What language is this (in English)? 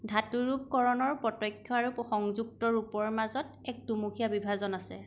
Assamese